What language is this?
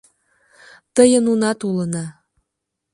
Mari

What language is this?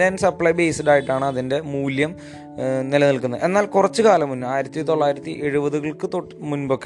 Malayalam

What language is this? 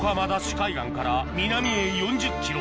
Japanese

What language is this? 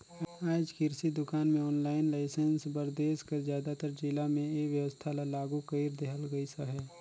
Chhattisgarhi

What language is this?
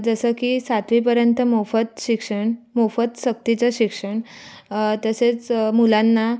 Marathi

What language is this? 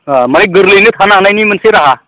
Bodo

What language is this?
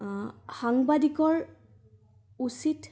Assamese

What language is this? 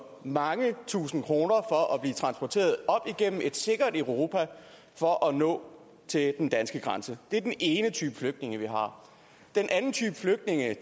Danish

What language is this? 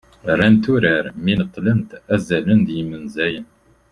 Kabyle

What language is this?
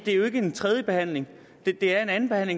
Danish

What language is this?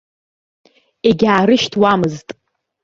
Abkhazian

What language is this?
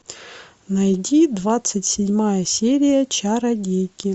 Russian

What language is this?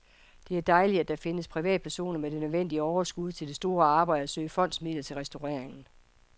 Danish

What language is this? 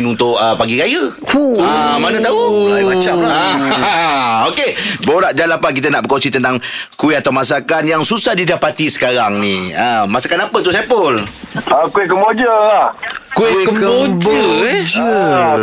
Malay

